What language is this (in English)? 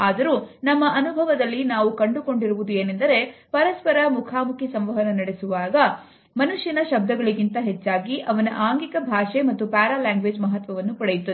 Kannada